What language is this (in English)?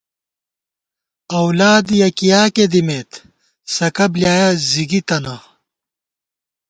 Gawar-Bati